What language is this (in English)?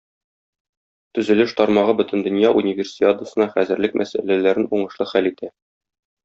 Tatar